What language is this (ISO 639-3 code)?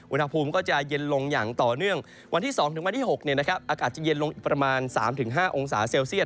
tha